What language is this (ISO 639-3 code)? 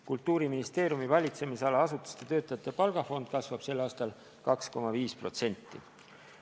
est